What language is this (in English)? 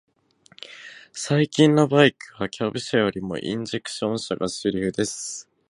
Japanese